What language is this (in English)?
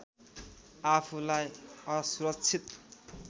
Nepali